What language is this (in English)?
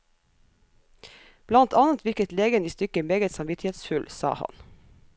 Norwegian